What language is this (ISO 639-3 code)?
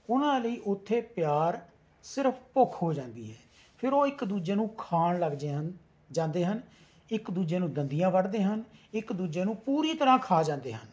pan